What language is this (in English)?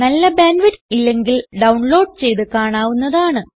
Malayalam